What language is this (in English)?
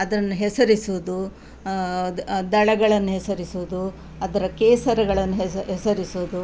Kannada